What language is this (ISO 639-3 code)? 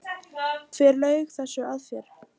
isl